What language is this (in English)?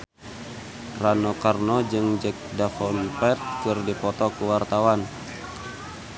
Sundanese